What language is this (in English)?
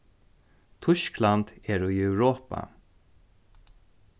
Faroese